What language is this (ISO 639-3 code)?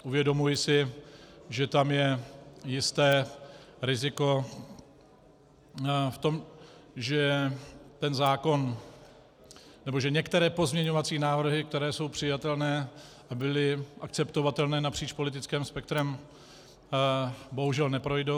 ces